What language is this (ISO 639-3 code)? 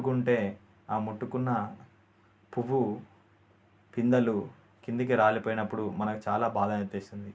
tel